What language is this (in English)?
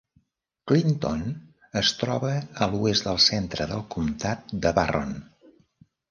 Catalan